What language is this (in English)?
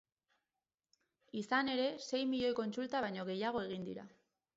Basque